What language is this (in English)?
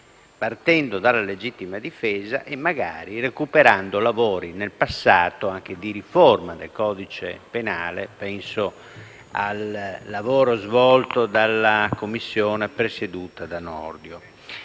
Italian